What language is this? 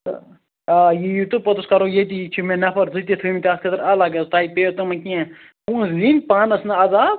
Kashmiri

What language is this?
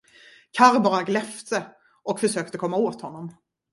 Swedish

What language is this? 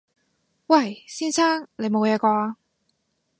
Cantonese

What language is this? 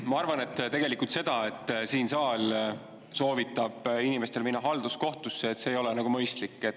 Estonian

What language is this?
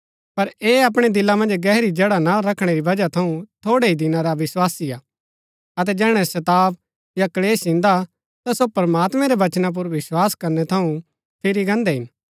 Gaddi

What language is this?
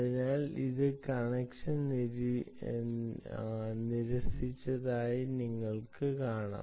Malayalam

